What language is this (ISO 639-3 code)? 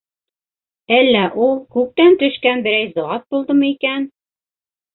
bak